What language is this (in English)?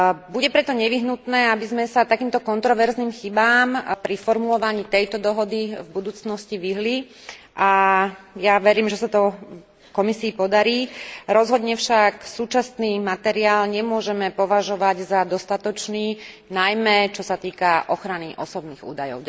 Slovak